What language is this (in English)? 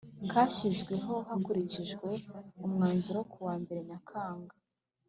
Kinyarwanda